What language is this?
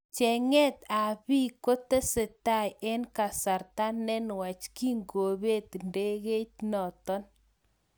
Kalenjin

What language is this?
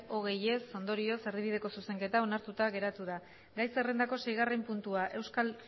Basque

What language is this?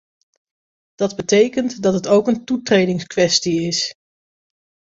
Dutch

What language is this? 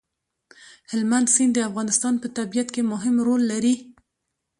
Pashto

